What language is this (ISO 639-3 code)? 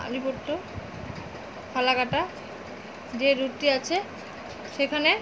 ben